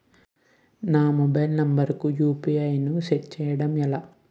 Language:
Telugu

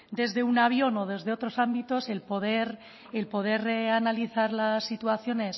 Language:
Spanish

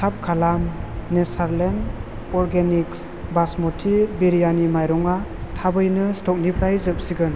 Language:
Bodo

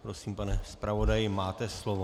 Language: Czech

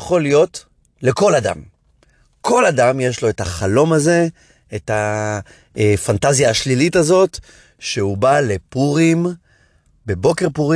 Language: Hebrew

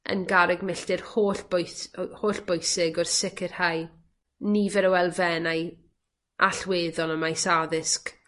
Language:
Welsh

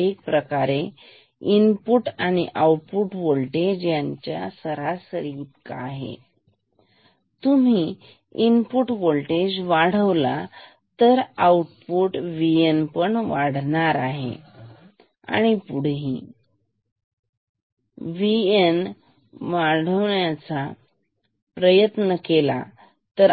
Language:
Marathi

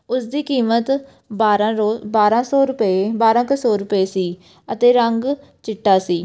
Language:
Punjabi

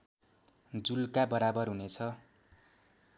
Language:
Nepali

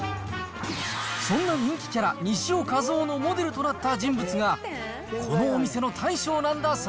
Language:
Japanese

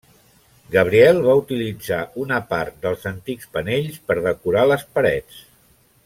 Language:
Catalan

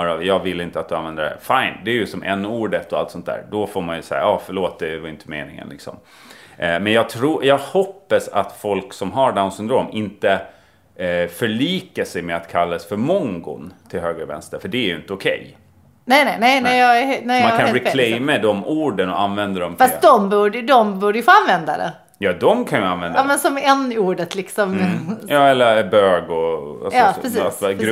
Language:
Swedish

